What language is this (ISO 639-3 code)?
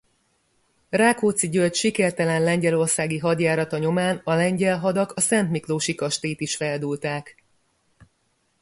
hun